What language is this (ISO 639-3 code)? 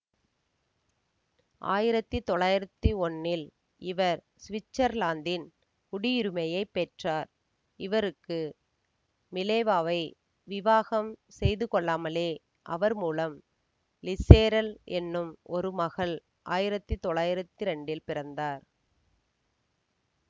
tam